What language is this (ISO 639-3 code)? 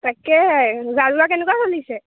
asm